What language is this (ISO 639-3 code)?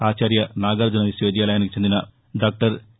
tel